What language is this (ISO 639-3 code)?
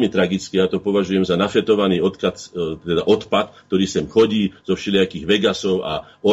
slk